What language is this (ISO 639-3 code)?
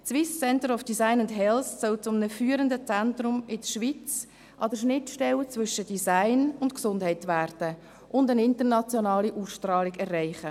gsw